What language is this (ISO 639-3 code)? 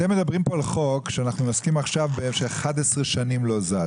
heb